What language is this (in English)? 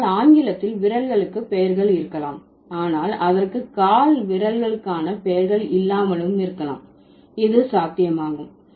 Tamil